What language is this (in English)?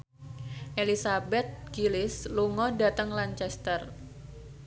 Javanese